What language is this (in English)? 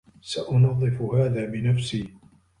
Arabic